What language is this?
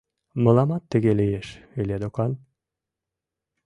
Mari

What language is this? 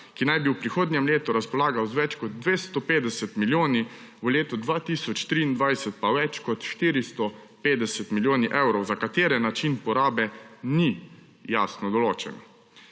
Slovenian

